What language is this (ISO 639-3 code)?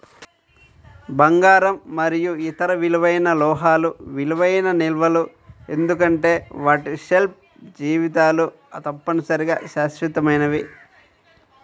tel